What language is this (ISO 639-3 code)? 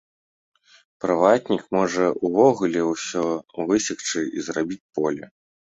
bel